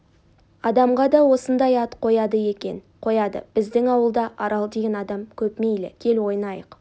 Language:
Kazakh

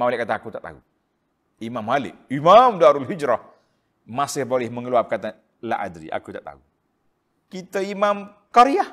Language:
Malay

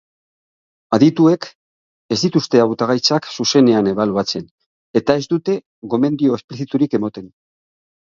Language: Basque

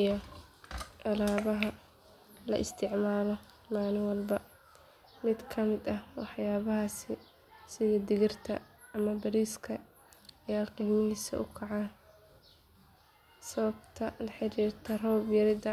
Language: Somali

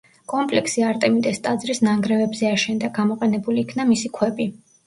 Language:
Georgian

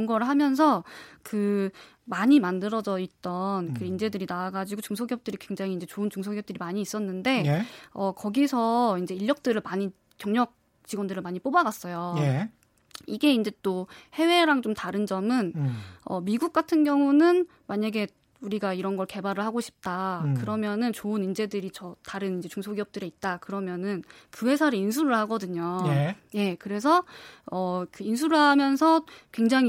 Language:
Korean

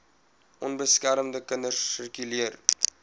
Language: Afrikaans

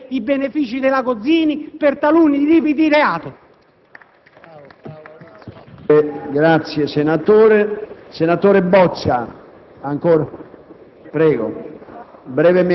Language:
Italian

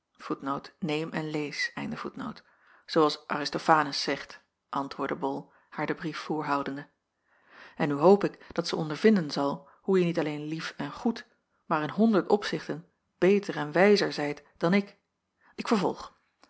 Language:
Dutch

